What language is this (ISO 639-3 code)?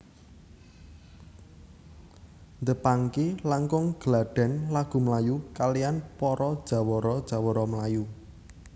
jav